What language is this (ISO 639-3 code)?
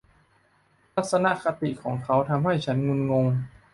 tha